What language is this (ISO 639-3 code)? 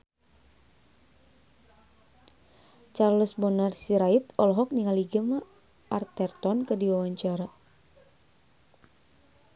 sun